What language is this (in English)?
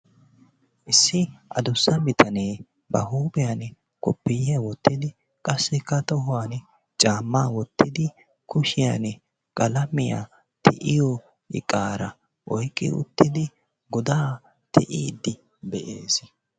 Wolaytta